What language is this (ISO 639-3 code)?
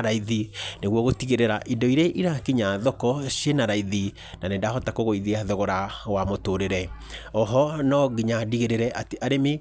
kik